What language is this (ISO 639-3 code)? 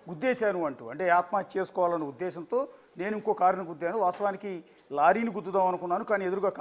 tel